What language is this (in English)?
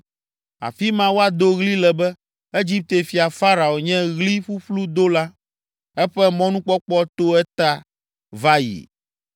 Ewe